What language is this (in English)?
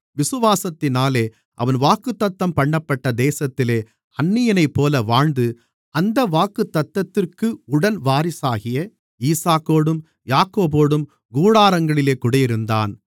Tamil